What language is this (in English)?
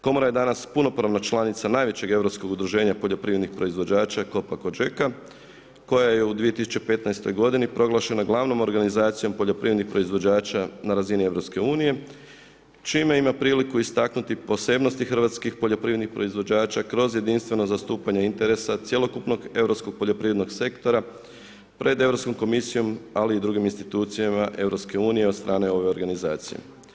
Croatian